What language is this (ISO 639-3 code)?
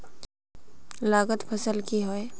mag